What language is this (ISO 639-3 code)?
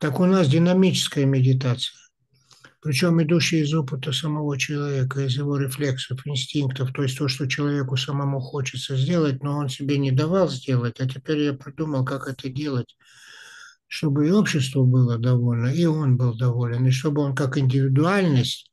rus